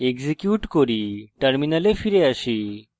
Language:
Bangla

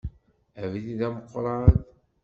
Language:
Kabyle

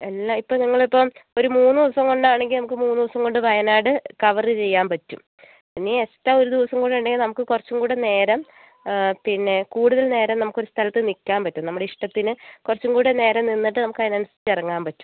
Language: Malayalam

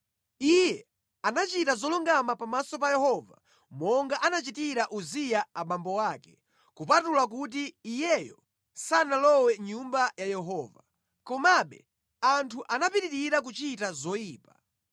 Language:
Nyanja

